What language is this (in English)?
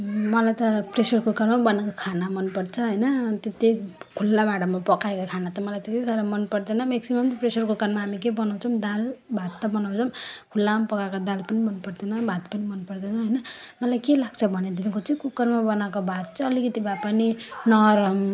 Nepali